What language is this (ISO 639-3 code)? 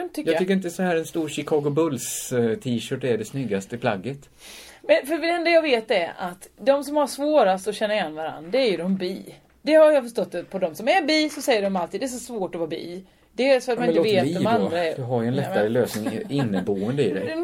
swe